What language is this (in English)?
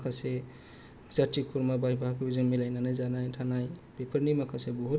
Bodo